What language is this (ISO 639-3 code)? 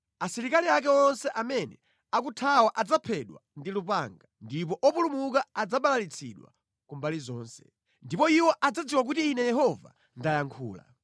nya